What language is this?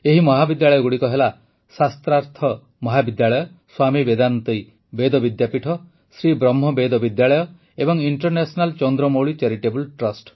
Odia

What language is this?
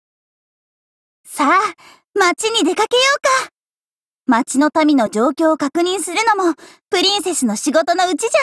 Japanese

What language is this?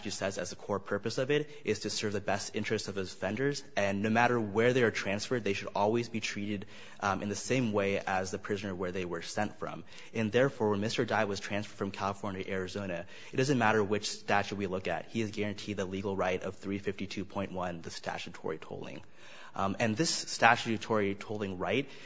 English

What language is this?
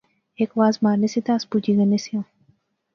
Pahari-Potwari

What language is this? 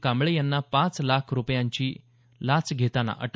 Marathi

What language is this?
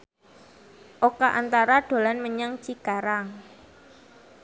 Javanese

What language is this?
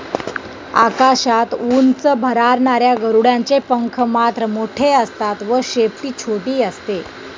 Marathi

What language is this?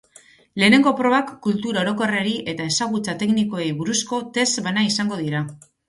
Basque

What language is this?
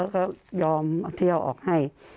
Thai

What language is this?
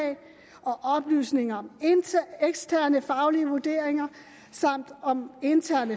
Danish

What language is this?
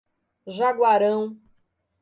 Portuguese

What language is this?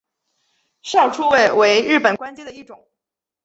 Chinese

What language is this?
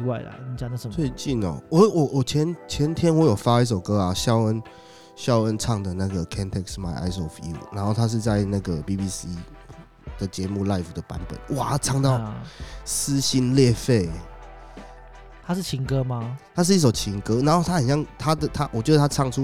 Chinese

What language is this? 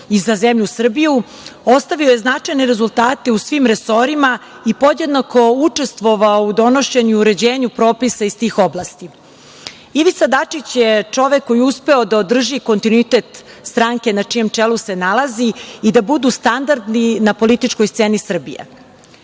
Serbian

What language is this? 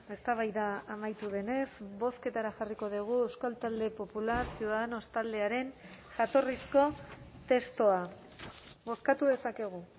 Basque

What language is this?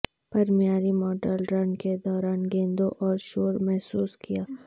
Urdu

